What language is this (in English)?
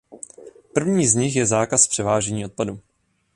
Czech